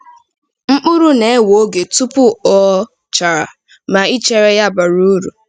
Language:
Igbo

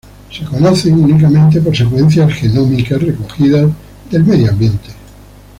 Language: Spanish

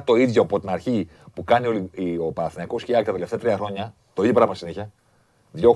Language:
Greek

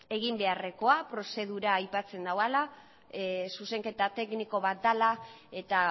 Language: Basque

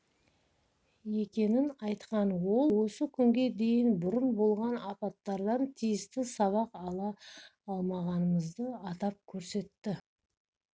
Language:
Kazakh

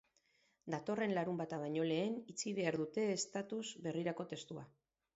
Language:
Basque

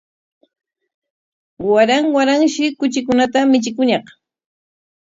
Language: Corongo Ancash Quechua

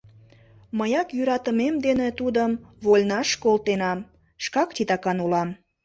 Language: Mari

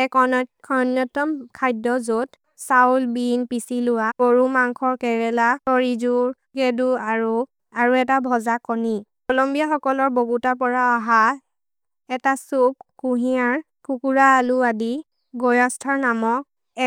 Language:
Maria (India)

